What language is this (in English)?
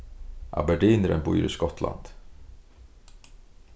Faroese